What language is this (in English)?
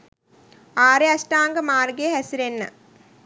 Sinhala